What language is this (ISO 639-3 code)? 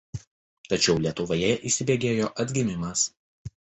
lit